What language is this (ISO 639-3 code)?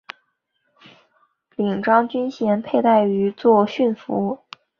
zho